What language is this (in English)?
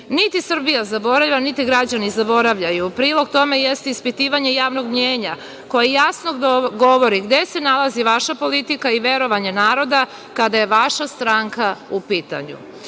Serbian